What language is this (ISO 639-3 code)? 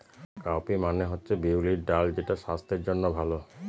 ben